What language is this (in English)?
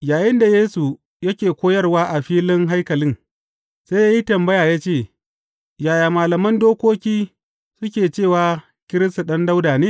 Hausa